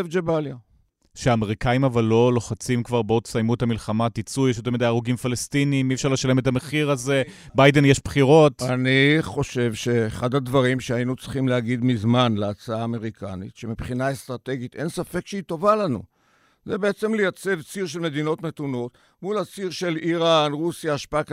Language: Hebrew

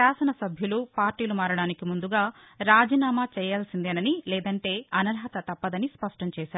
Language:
Telugu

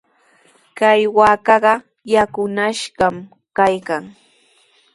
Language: Sihuas Ancash Quechua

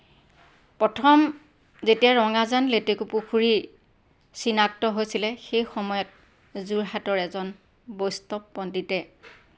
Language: Assamese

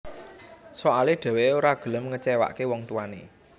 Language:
Javanese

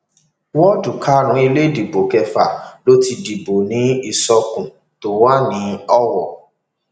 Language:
Yoruba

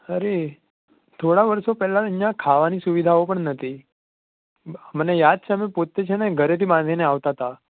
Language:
Gujarati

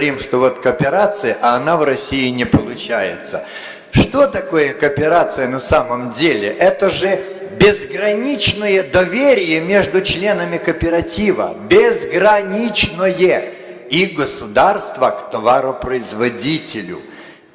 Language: Russian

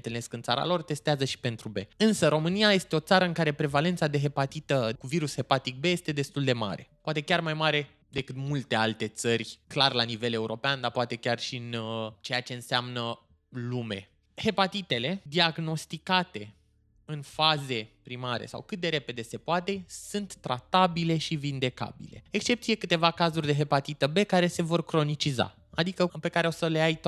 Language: Romanian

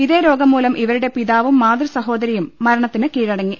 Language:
Malayalam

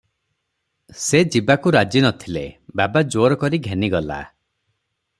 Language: Odia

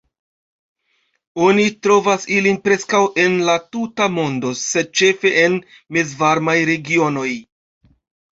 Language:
Esperanto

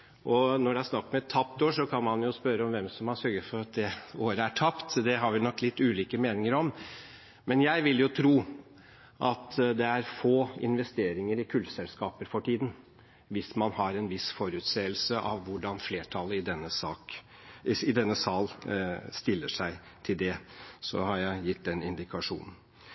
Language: Norwegian Bokmål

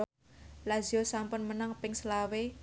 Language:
Javanese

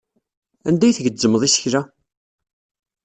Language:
Kabyle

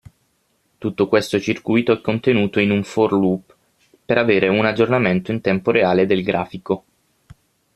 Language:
Italian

